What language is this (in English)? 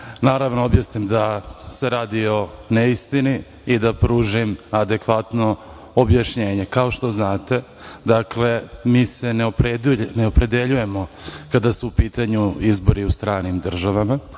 Serbian